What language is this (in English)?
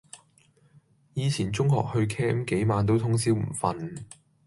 Cantonese